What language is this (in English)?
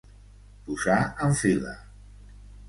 Catalan